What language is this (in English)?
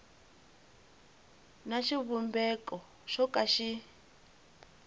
Tsonga